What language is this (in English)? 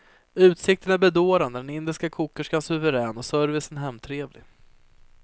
Swedish